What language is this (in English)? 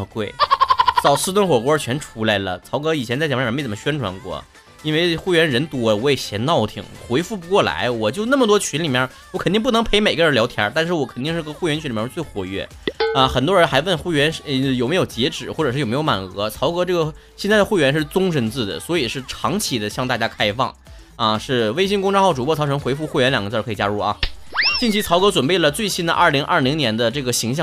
Chinese